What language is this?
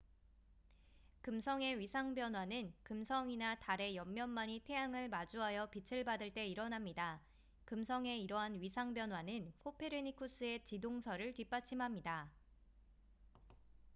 Korean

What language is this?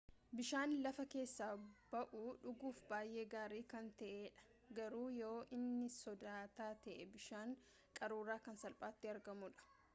Oromo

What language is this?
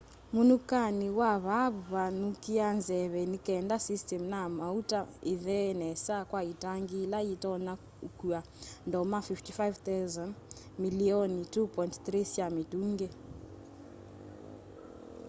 Kamba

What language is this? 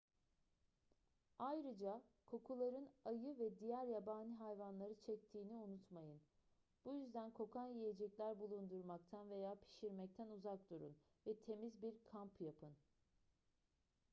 Turkish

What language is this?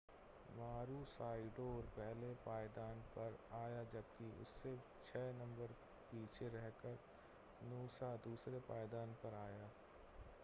Hindi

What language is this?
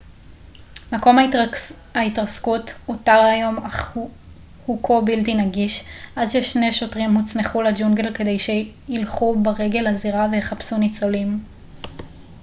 Hebrew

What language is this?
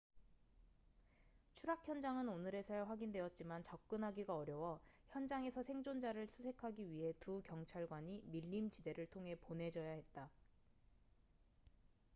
Korean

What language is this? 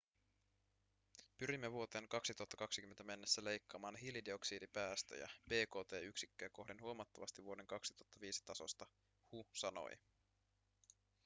Finnish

